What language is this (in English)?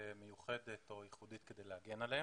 Hebrew